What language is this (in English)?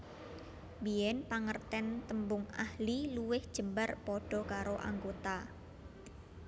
Javanese